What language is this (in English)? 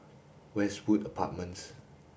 English